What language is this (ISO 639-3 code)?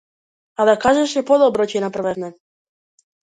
mkd